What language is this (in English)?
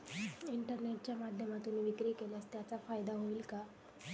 Marathi